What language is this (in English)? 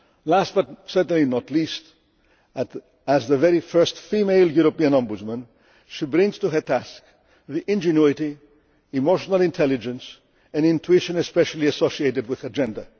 English